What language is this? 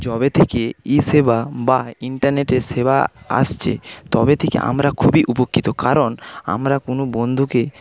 Bangla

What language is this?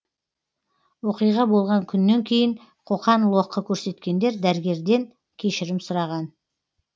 Kazakh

